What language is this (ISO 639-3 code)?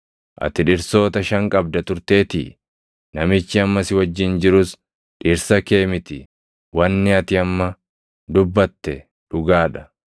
orm